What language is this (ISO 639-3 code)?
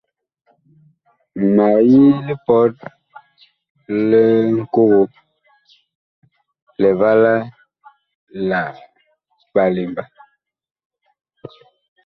bkh